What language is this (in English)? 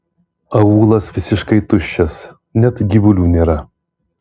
Lithuanian